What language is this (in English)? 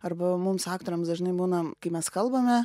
Lithuanian